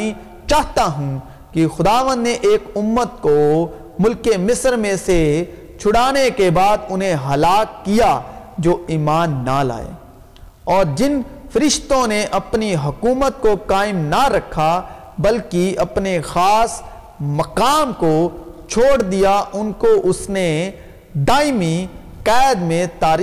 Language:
Urdu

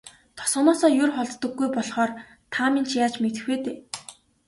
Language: Mongolian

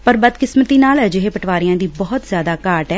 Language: Punjabi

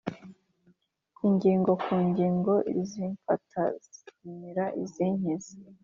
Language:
Kinyarwanda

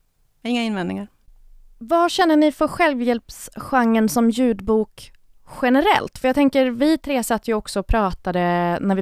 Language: Swedish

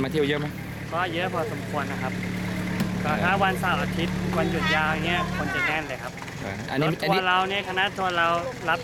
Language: Thai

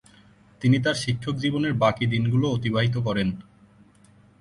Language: Bangla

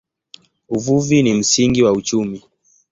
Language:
Swahili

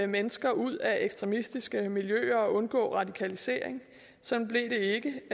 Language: Danish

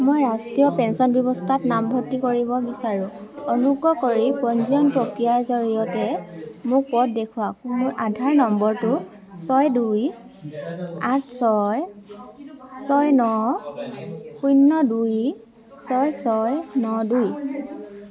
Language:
Assamese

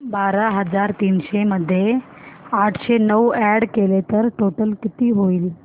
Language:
Marathi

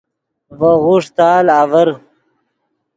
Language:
Yidgha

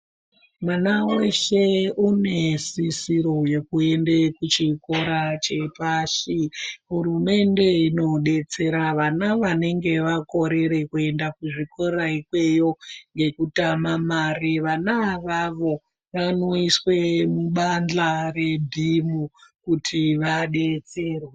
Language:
Ndau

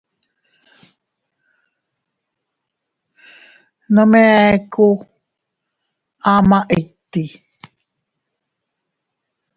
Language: Teutila Cuicatec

